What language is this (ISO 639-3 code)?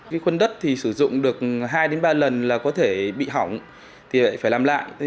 vie